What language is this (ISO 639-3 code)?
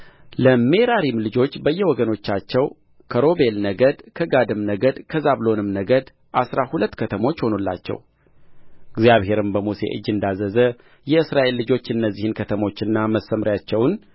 amh